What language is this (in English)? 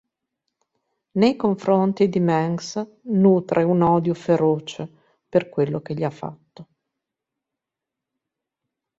Italian